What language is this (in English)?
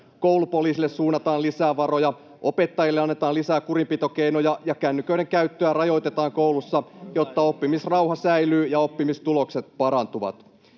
Finnish